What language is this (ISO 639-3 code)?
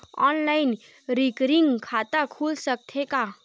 hne